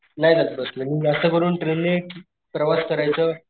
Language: Marathi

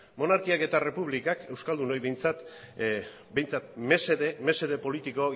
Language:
Basque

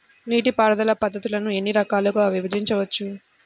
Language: Telugu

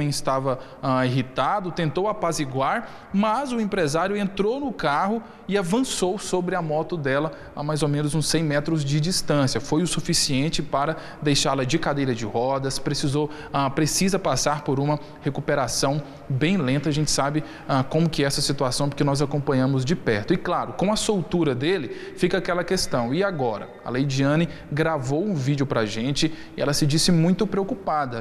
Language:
Portuguese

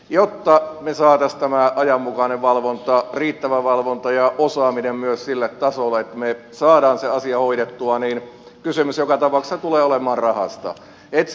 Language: Finnish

